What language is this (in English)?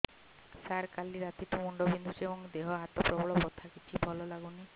Odia